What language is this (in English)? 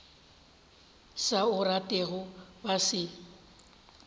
Northern Sotho